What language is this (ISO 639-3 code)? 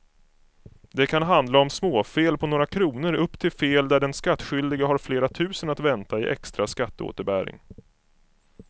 swe